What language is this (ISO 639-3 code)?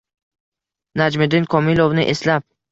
uzb